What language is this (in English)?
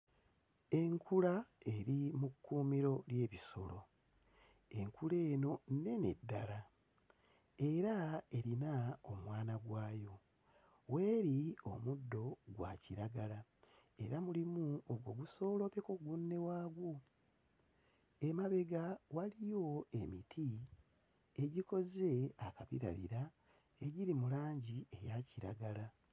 Ganda